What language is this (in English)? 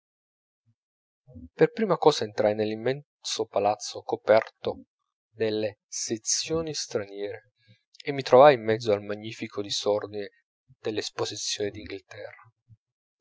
Italian